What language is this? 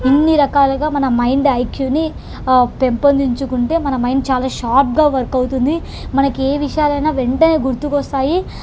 Telugu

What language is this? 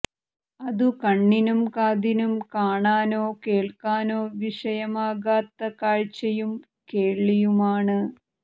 Malayalam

